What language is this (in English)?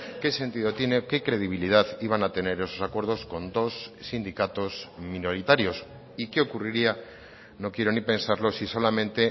Spanish